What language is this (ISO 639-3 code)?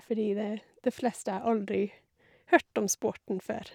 nor